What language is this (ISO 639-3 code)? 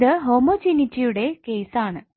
mal